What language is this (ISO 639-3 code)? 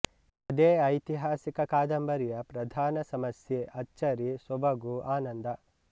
kan